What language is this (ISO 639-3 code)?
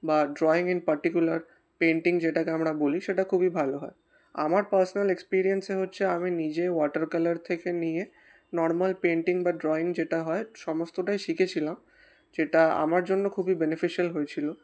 ben